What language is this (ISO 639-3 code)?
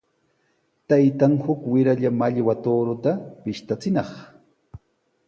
qws